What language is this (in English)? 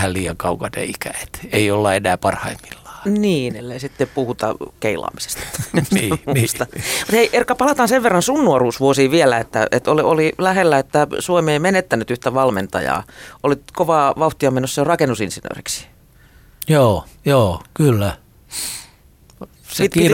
Finnish